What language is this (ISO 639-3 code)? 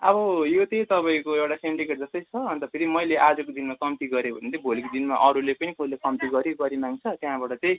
nep